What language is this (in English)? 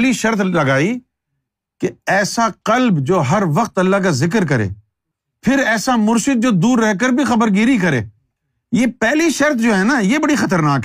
Urdu